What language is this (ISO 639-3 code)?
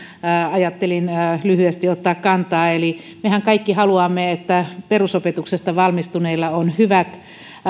fin